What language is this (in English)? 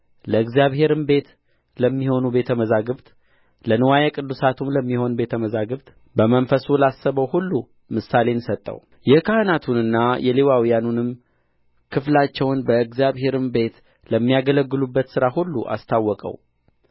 Amharic